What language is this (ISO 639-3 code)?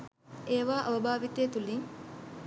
sin